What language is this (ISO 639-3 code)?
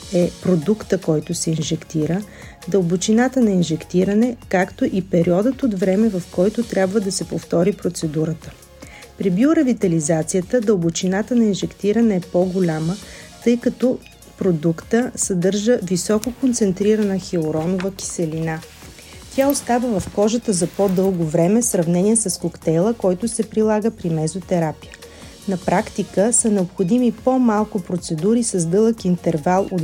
bul